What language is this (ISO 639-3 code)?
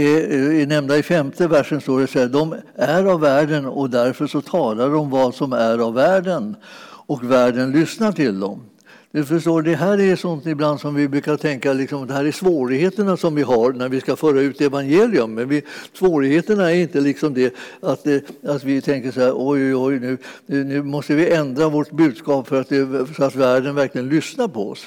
swe